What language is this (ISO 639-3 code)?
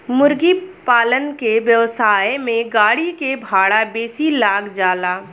bho